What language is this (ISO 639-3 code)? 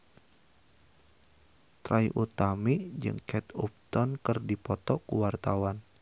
sun